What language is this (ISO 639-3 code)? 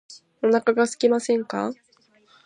jpn